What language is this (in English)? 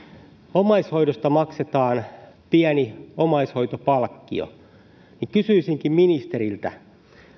Finnish